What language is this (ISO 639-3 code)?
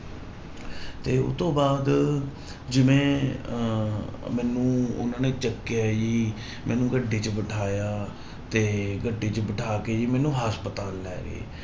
pan